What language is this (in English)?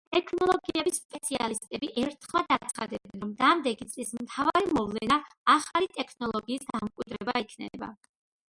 Georgian